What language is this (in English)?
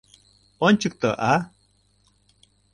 Mari